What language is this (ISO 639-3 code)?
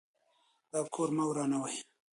pus